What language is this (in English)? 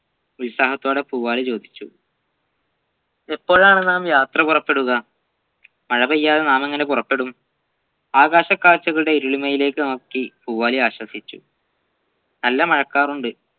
Malayalam